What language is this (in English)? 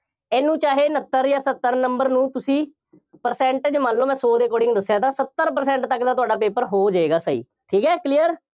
Punjabi